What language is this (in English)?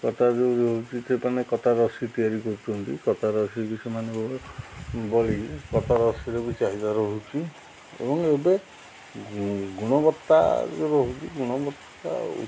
Odia